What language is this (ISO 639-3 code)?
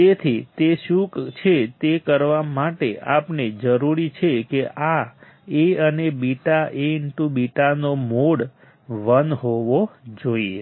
guj